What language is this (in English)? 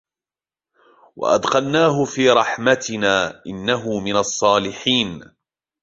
Arabic